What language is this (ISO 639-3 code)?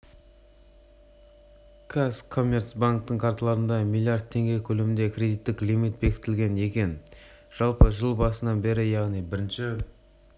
kaz